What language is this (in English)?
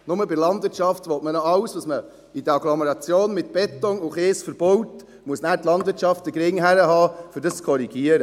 Swiss German